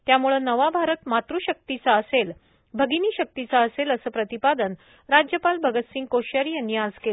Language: Marathi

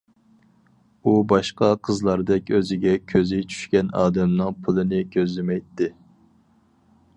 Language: Uyghur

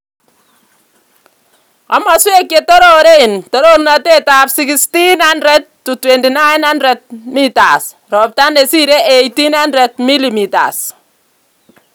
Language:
Kalenjin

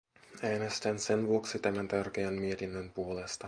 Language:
Finnish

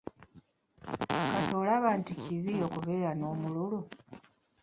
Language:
Ganda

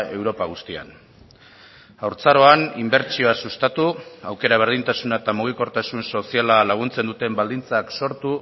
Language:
Basque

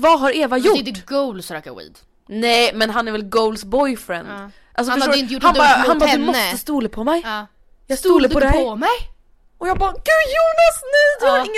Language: Swedish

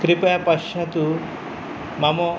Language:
Sanskrit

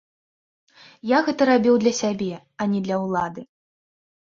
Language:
Belarusian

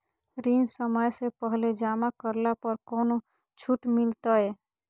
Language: Magahi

